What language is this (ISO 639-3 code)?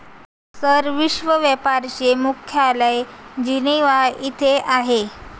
mar